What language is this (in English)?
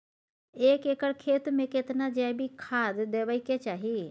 Maithili